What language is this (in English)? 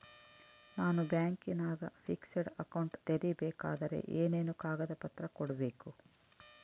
Kannada